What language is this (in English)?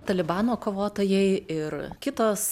Lithuanian